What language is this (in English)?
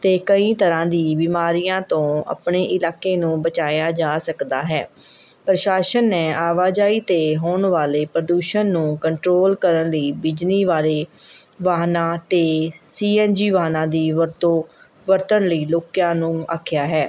Punjabi